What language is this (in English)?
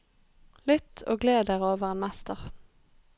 Norwegian